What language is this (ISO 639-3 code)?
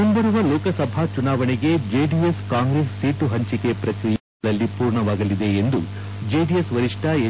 kan